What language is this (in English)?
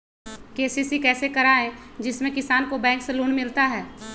Magahi